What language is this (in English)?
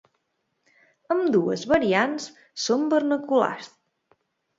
Catalan